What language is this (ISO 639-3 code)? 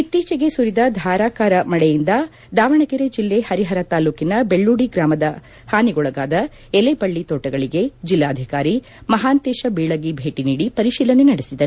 kan